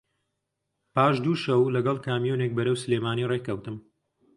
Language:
Central Kurdish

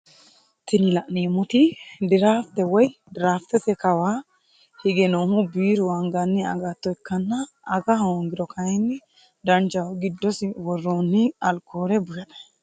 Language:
Sidamo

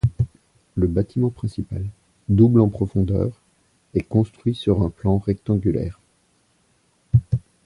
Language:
French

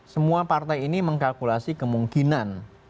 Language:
Indonesian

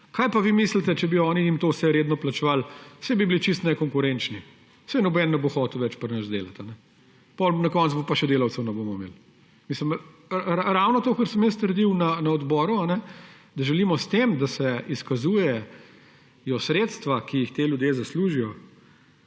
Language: Slovenian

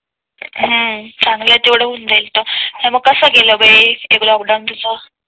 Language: Marathi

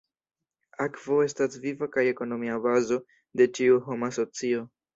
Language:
Esperanto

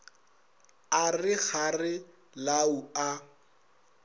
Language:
Northern Sotho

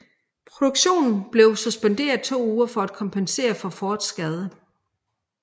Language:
Danish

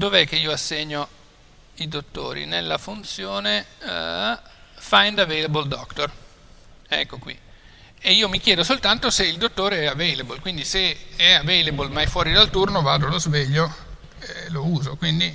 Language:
Italian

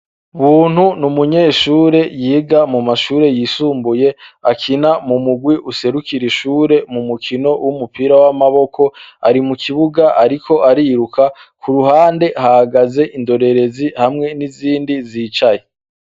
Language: Rundi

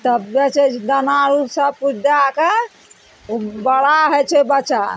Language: Maithili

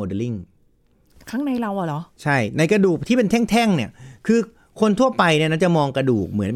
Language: Thai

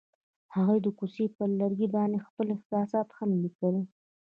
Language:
Pashto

